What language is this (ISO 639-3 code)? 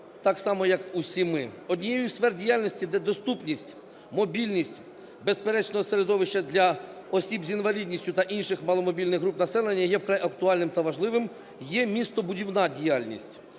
ukr